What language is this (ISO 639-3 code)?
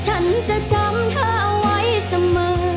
tha